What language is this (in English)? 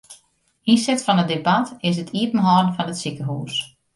Western Frisian